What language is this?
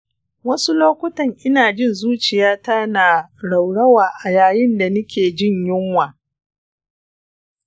Hausa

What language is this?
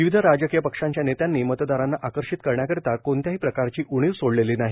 Marathi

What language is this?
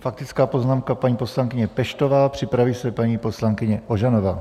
Czech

